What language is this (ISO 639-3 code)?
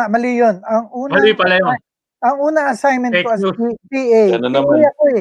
fil